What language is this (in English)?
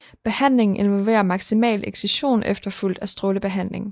Danish